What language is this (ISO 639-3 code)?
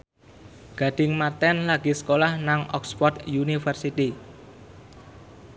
jav